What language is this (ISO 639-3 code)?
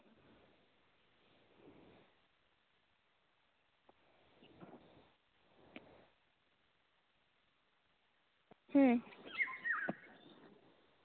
sat